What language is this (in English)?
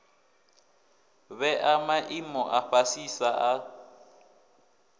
Venda